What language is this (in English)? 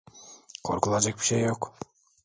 Turkish